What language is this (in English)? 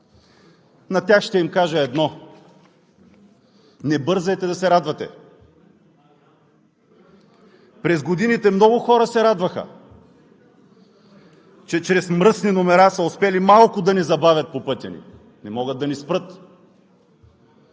Bulgarian